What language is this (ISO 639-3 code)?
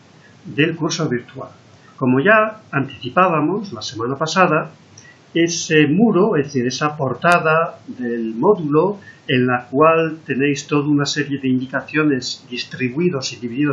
spa